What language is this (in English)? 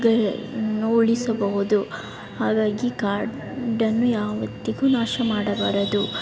Kannada